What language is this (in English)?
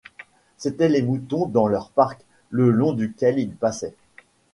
French